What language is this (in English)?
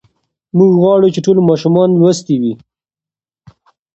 Pashto